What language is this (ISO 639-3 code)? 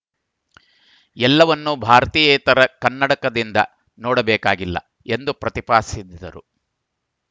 kan